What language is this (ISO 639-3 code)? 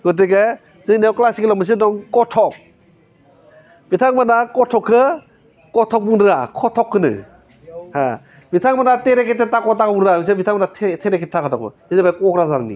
brx